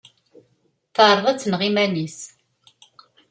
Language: Kabyle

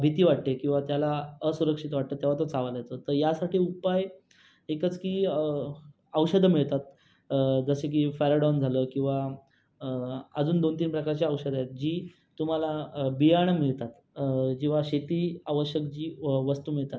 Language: Marathi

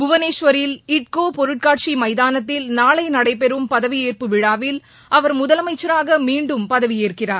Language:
Tamil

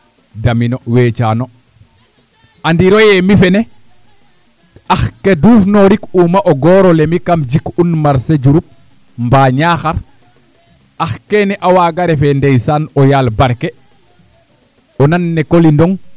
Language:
Serer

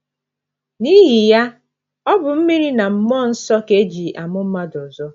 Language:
Igbo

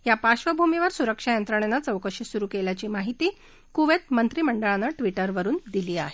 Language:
Marathi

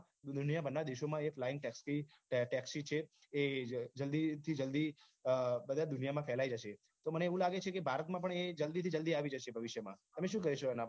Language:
Gujarati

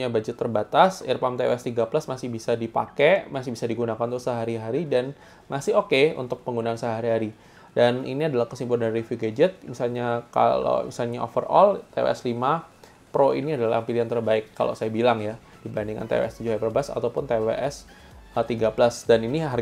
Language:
Indonesian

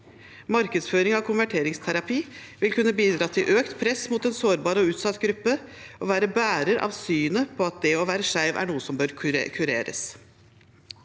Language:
Norwegian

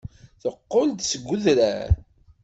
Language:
Kabyle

